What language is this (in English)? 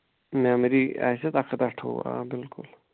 Kashmiri